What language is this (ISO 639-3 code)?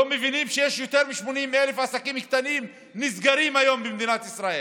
heb